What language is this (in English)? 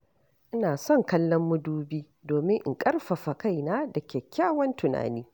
Hausa